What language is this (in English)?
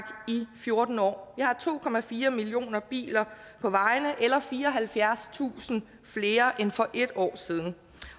Danish